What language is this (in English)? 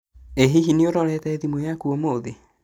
Kikuyu